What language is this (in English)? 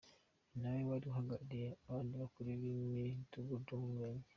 Kinyarwanda